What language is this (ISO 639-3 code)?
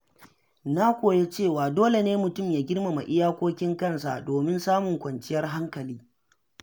hau